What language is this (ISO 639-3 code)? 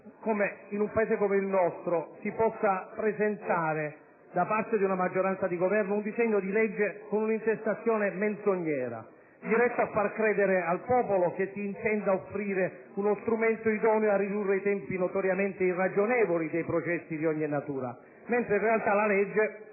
ita